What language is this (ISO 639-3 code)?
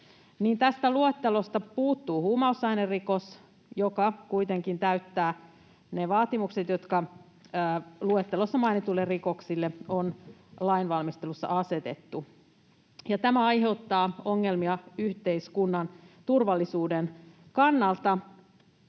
fin